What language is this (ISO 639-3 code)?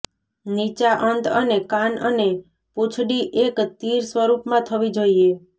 guj